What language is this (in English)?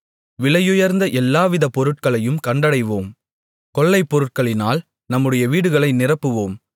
Tamil